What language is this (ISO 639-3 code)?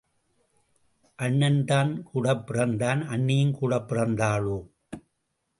tam